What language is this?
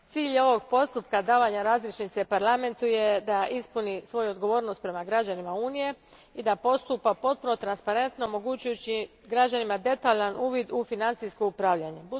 Croatian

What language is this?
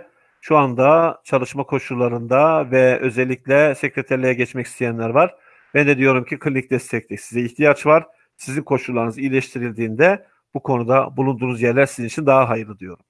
Turkish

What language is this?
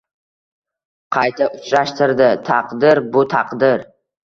Uzbek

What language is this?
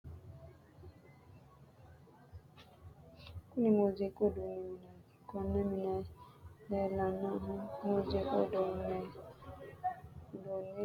Sidamo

